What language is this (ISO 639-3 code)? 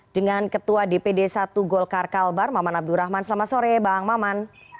ind